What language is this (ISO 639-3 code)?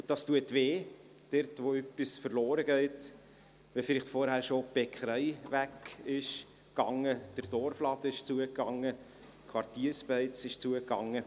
gsw